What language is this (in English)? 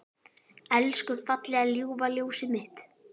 Icelandic